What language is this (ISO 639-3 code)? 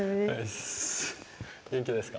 jpn